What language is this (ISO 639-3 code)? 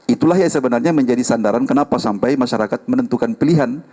ind